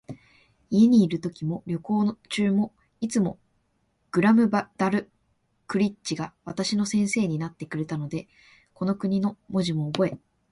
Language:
Japanese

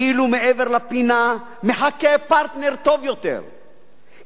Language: Hebrew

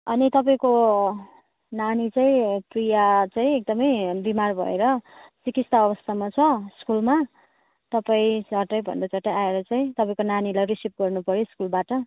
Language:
Nepali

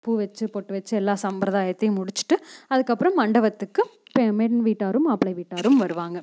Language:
Tamil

